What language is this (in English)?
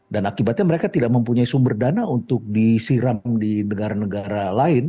Indonesian